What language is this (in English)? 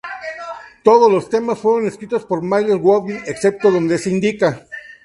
Spanish